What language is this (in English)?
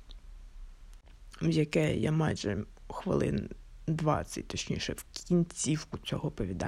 Ukrainian